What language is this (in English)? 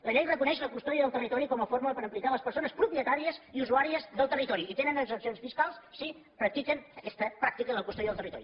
Catalan